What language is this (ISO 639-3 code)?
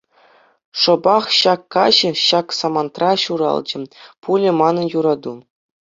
chv